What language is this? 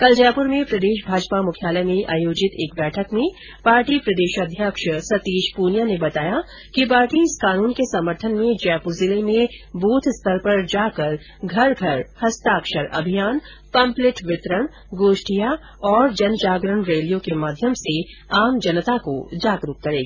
Hindi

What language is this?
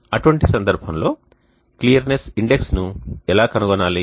Telugu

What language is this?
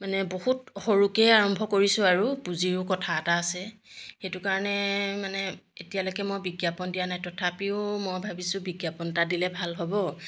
Assamese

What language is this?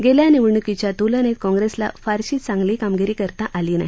Marathi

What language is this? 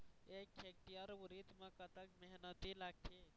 Chhattisgarhi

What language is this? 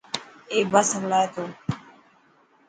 Dhatki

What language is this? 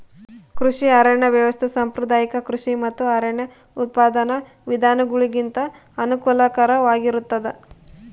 Kannada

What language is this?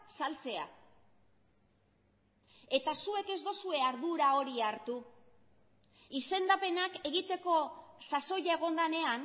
Basque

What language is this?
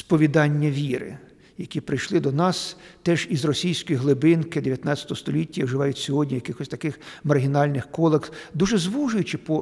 Ukrainian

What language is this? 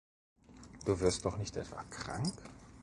German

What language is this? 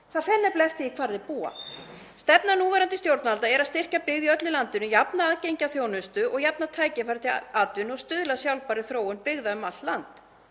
Icelandic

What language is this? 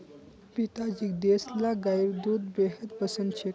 Magahi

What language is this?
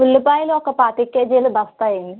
Telugu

